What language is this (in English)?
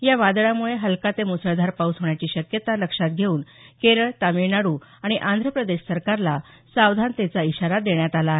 Marathi